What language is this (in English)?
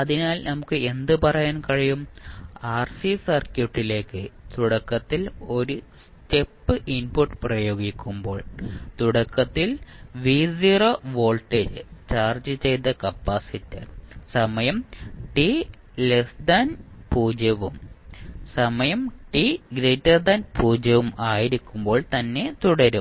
Malayalam